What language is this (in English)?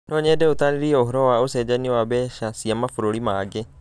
Kikuyu